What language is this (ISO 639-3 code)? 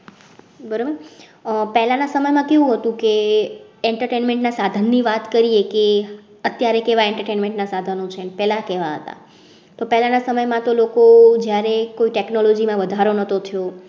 guj